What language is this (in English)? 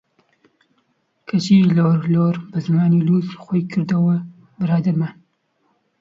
Central Kurdish